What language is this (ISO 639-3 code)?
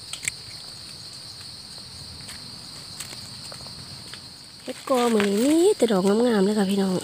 tha